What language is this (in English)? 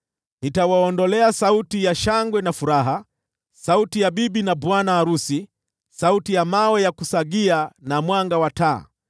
Swahili